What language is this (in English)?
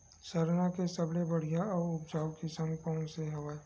Chhattisgarhi